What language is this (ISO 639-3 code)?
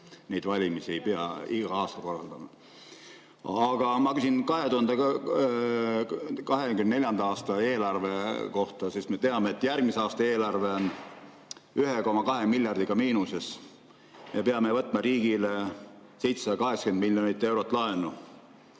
est